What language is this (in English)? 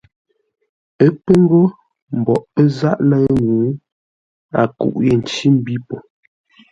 Ngombale